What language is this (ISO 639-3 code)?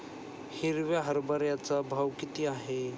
mar